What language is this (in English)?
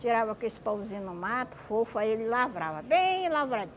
Portuguese